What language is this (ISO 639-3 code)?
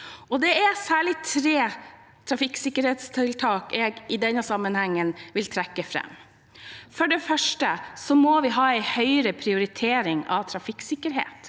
nor